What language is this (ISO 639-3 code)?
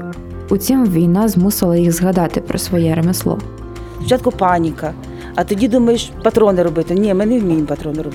ukr